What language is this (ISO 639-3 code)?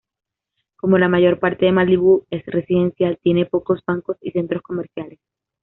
spa